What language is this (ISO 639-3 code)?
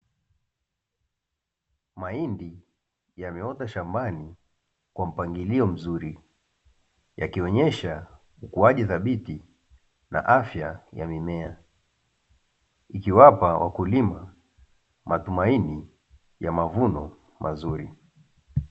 swa